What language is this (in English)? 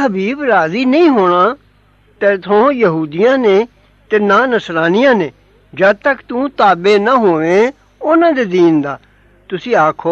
Arabic